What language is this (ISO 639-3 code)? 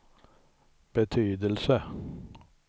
swe